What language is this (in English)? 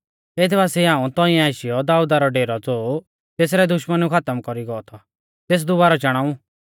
Mahasu Pahari